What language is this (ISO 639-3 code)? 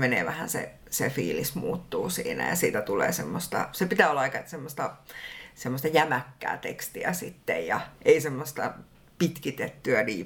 fin